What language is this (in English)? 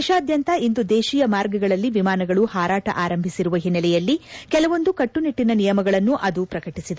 Kannada